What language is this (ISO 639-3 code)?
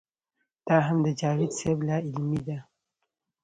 pus